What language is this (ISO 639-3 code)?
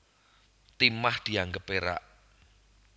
jav